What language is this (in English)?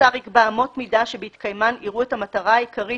Hebrew